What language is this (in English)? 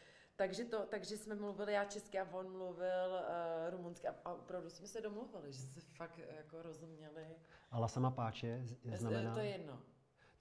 Czech